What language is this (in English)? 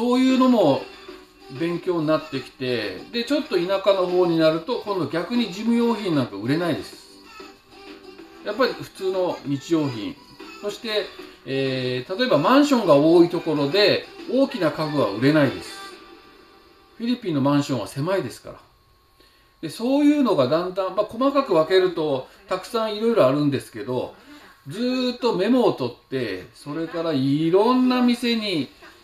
Japanese